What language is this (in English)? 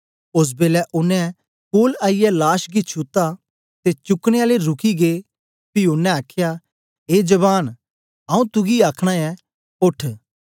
Dogri